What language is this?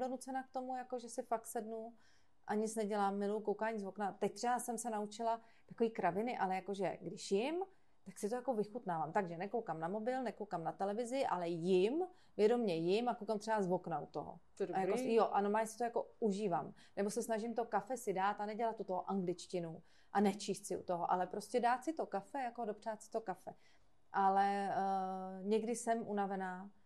Czech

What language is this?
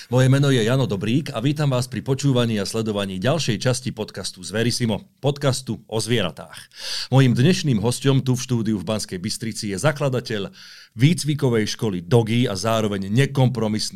Slovak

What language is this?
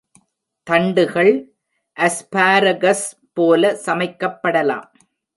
Tamil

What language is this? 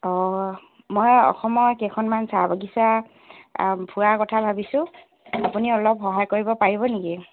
Assamese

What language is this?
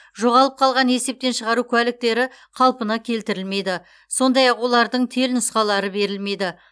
Kazakh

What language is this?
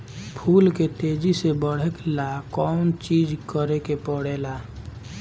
Bhojpuri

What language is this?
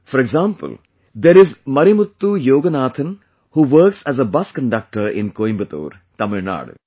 English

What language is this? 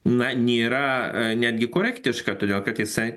Lithuanian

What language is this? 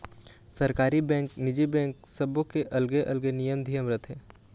Chhattisgarhi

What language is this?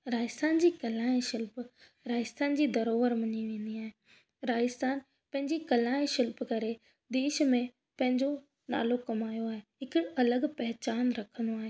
Sindhi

